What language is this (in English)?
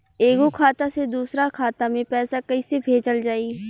Bhojpuri